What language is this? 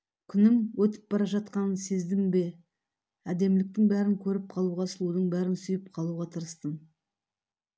Kazakh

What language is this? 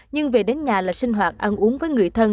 Vietnamese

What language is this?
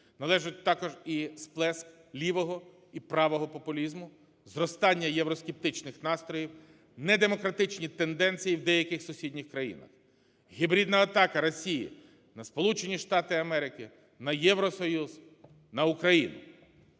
Ukrainian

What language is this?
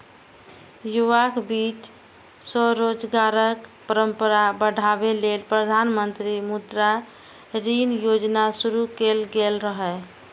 Maithili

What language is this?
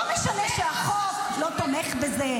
Hebrew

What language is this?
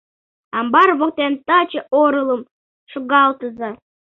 Mari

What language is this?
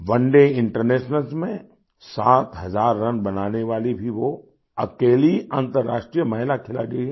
Hindi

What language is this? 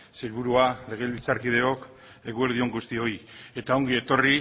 Basque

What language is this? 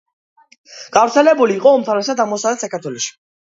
Georgian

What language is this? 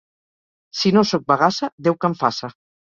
Catalan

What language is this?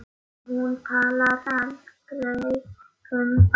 Icelandic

